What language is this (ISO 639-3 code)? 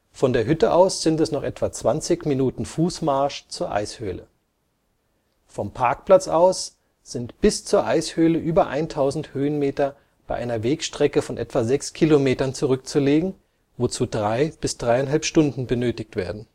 deu